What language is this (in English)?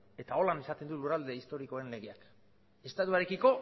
Basque